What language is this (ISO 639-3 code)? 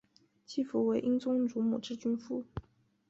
zho